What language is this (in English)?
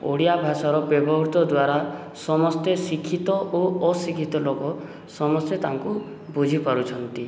Odia